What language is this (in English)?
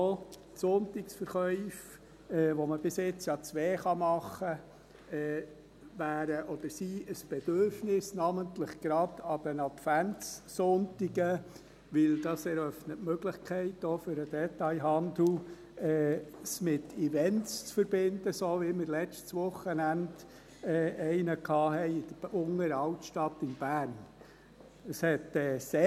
Swiss German